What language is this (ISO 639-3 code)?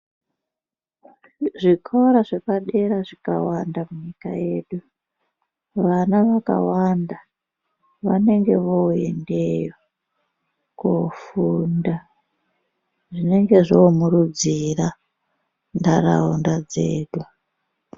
ndc